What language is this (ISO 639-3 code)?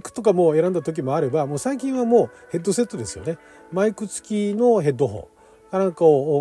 jpn